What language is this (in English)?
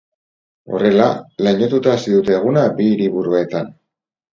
Basque